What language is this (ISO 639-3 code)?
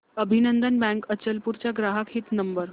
mar